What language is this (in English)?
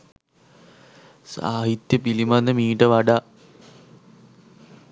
Sinhala